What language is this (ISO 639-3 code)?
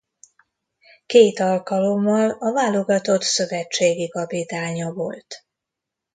hun